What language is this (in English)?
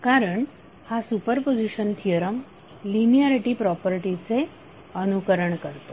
Marathi